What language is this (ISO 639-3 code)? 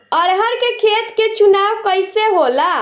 bho